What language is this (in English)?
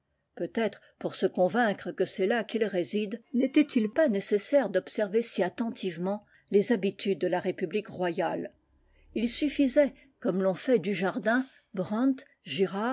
French